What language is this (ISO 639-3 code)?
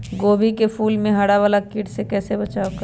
mag